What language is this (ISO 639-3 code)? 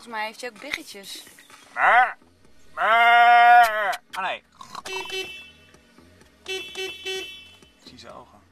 nld